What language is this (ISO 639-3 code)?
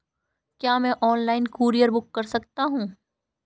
hin